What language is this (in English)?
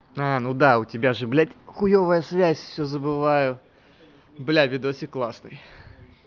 Russian